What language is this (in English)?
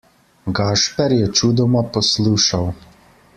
Slovenian